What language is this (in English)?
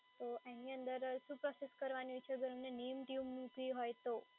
Gujarati